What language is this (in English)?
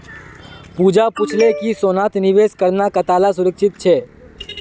Magahi